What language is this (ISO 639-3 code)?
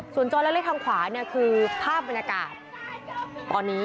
tha